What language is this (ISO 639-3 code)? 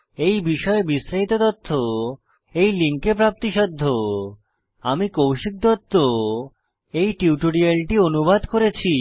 ben